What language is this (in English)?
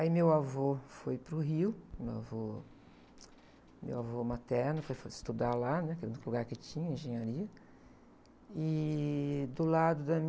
Portuguese